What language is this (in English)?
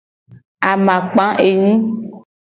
Gen